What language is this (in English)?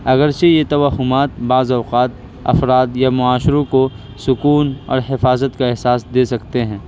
Urdu